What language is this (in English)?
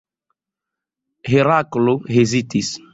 Esperanto